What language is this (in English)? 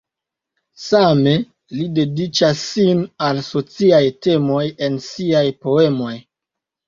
Esperanto